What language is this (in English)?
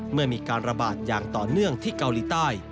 Thai